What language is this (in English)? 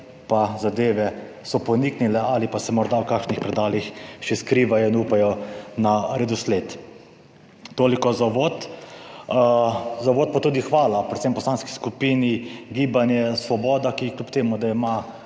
Slovenian